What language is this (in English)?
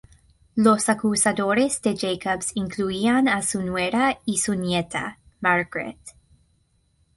Spanish